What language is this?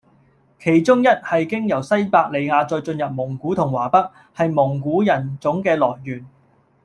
Cantonese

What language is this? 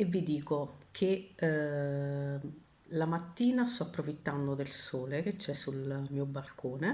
Italian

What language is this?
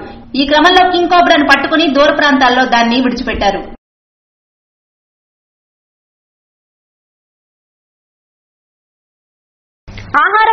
Hindi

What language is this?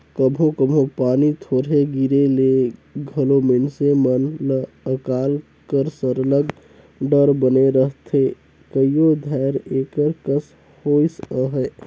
Chhattisgarhi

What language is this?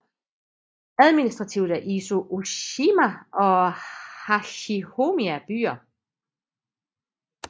Danish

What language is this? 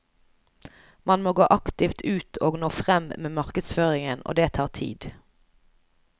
Norwegian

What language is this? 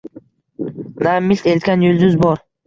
Uzbek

